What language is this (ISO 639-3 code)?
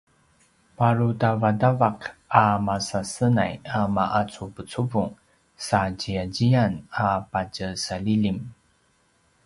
pwn